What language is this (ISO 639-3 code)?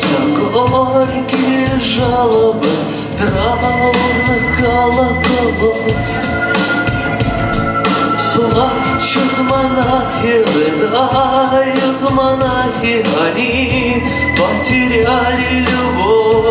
rus